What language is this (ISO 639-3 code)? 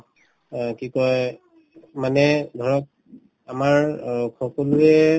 asm